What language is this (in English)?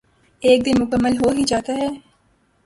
Urdu